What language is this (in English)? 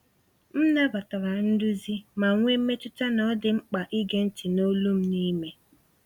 Igbo